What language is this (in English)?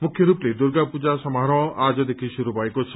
Nepali